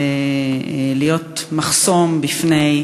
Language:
Hebrew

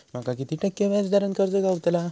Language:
Marathi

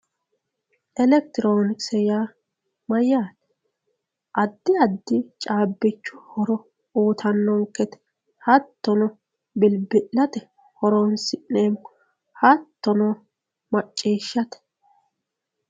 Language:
Sidamo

